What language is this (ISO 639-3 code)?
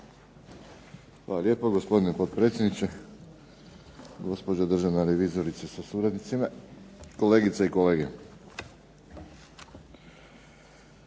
hrv